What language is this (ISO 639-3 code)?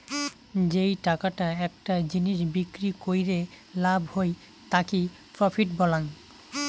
ben